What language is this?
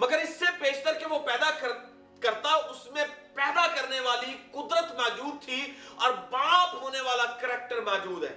Urdu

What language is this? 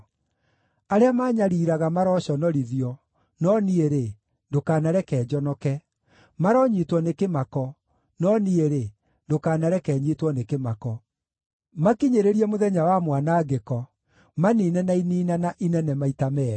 Kikuyu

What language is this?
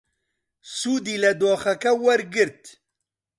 Central Kurdish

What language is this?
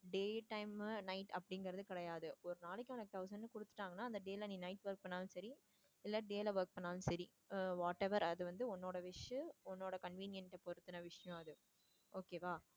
Tamil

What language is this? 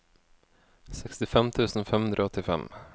Norwegian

